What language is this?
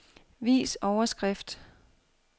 Danish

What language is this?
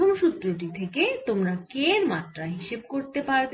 Bangla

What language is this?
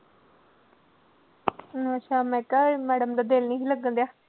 Punjabi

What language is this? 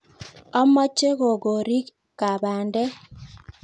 Kalenjin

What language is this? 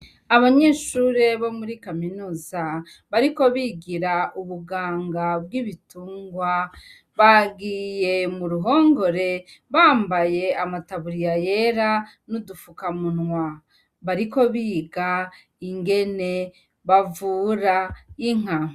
Rundi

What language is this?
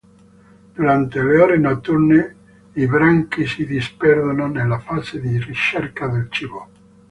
Italian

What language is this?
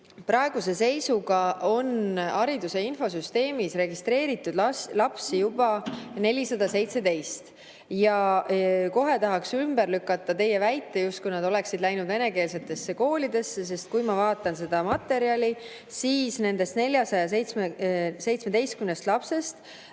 Estonian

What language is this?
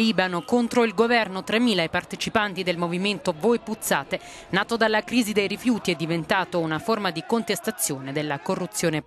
Italian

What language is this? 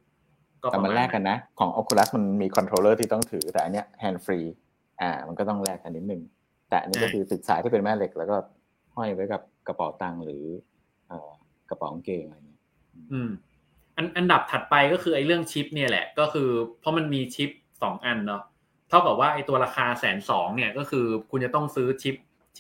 Thai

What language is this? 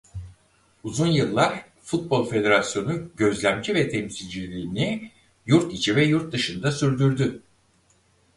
Turkish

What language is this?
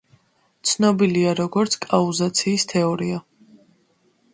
Georgian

